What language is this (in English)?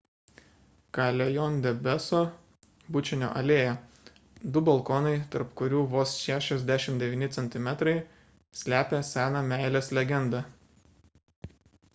Lithuanian